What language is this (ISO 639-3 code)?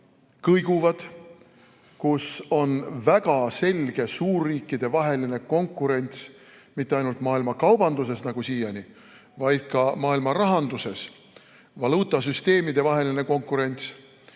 est